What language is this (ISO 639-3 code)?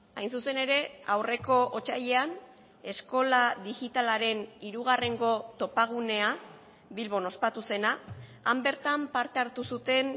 eus